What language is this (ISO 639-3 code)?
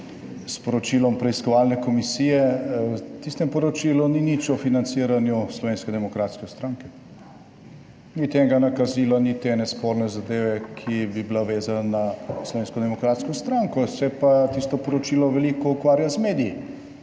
slv